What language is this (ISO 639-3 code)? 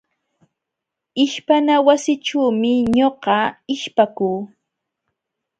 qxw